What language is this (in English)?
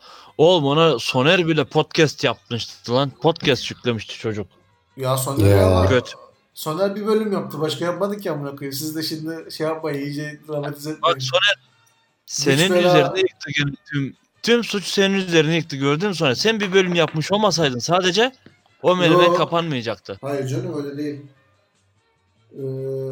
Turkish